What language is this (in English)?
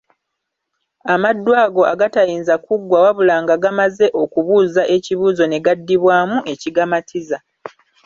Ganda